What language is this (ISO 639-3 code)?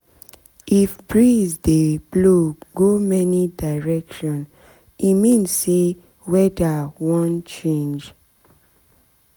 pcm